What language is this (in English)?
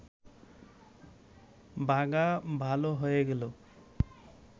Bangla